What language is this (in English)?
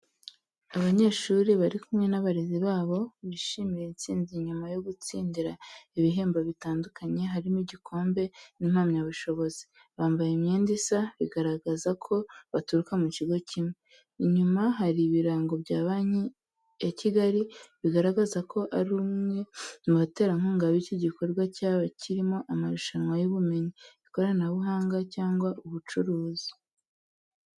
Kinyarwanda